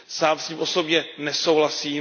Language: Czech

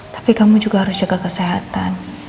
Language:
Indonesian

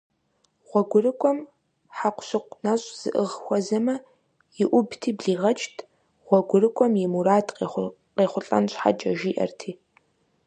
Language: Kabardian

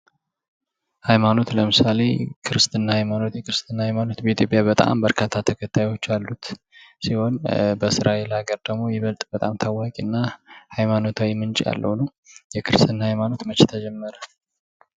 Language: Amharic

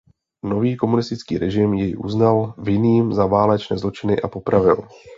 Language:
Czech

